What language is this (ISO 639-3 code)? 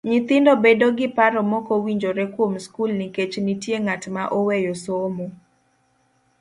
luo